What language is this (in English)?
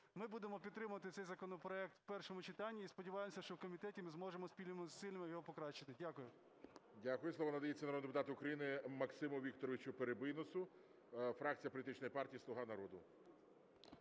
Ukrainian